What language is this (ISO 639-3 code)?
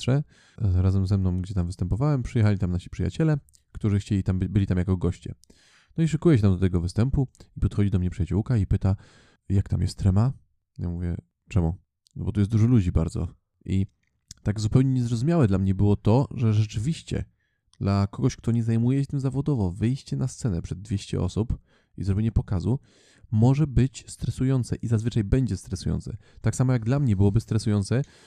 pol